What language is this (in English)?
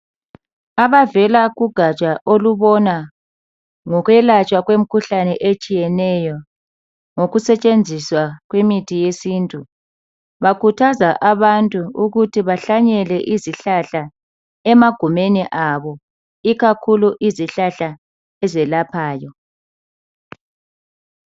North Ndebele